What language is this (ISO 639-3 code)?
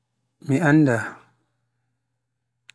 fuf